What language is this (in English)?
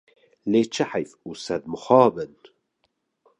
Kurdish